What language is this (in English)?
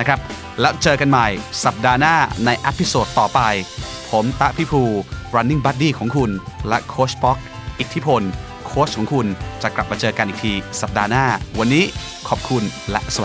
Thai